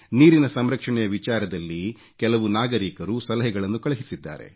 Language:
Kannada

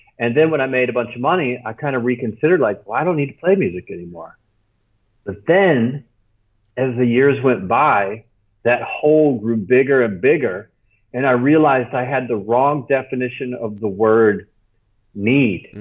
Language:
English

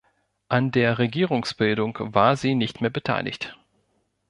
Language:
German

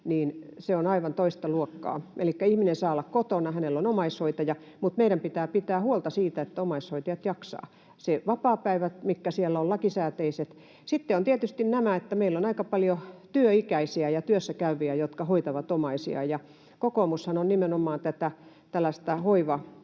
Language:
Finnish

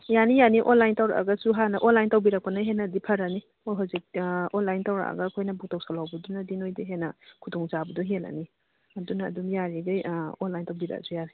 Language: Manipuri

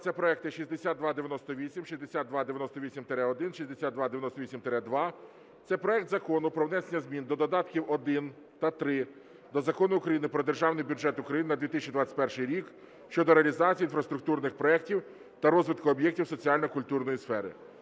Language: Ukrainian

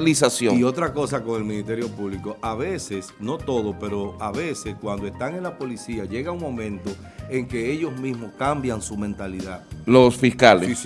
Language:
Spanish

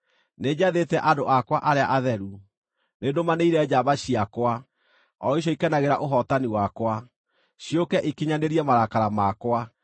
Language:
Kikuyu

